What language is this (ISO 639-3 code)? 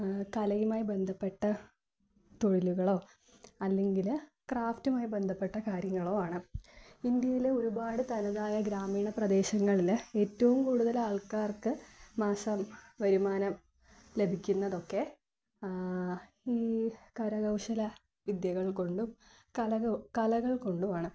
mal